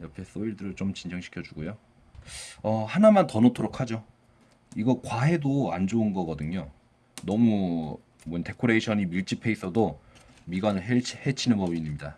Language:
Korean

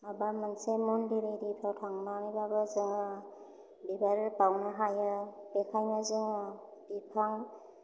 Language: Bodo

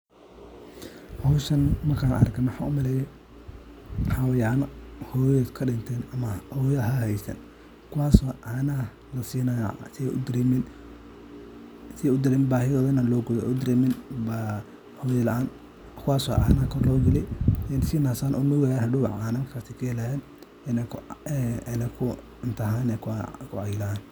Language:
Somali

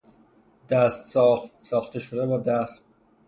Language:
Persian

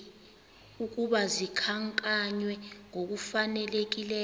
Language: Xhosa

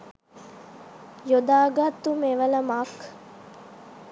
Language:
Sinhala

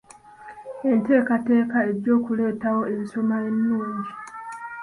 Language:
Ganda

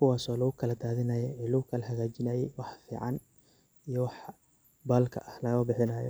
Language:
Somali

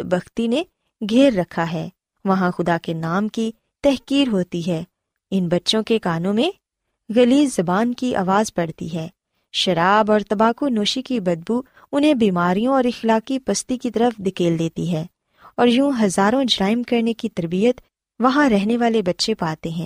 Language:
Urdu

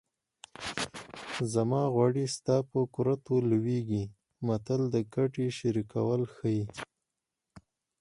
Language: Pashto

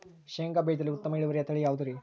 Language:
Kannada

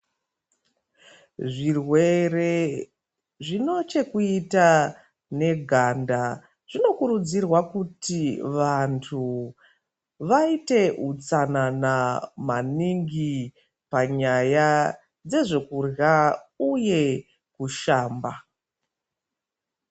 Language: Ndau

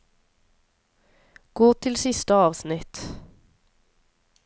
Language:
Norwegian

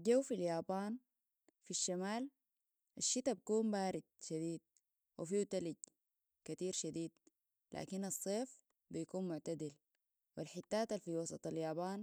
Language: Sudanese Arabic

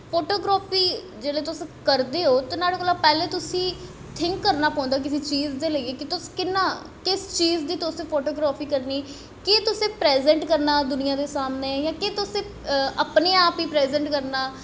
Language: Dogri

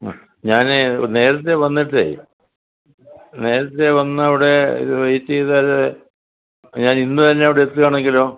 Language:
Malayalam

